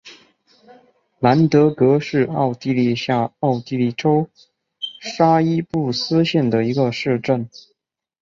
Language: Chinese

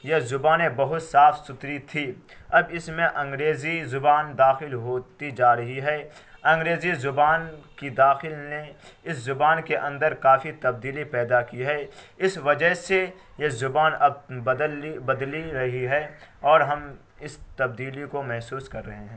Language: Urdu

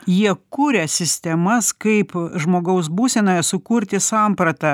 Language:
Lithuanian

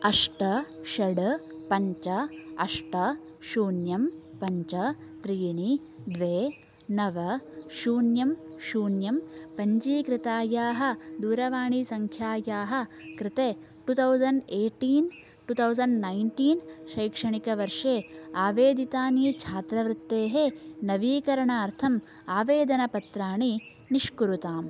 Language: Sanskrit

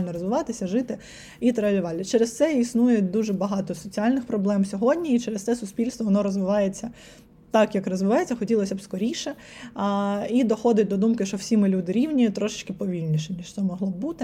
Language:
Ukrainian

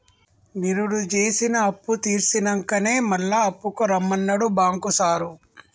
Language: Telugu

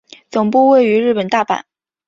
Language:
Chinese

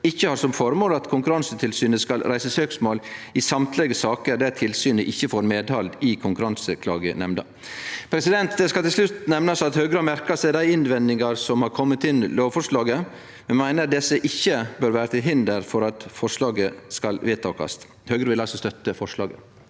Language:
Norwegian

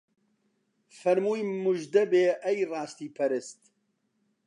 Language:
Central Kurdish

